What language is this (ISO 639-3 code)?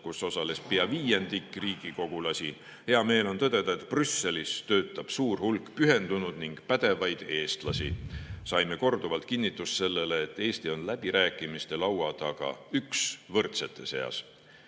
est